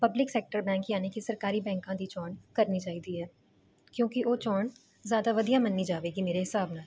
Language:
Punjabi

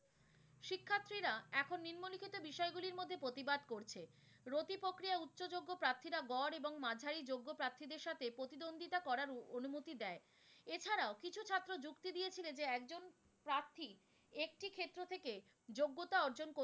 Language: Bangla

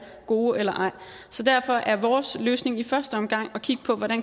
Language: Danish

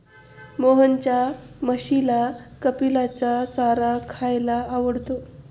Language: Marathi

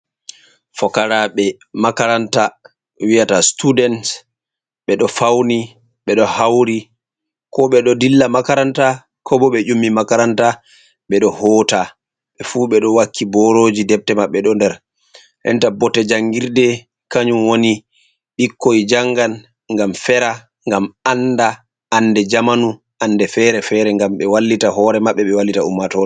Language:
Fula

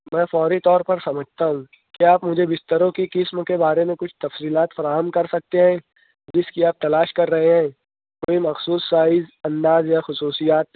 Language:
Urdu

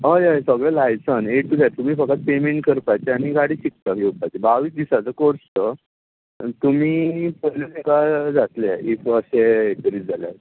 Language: Konkani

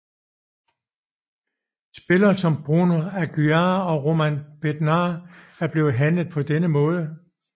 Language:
Danish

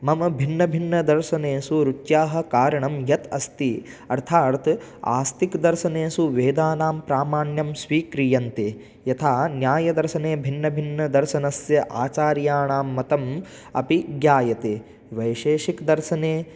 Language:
Sanskrit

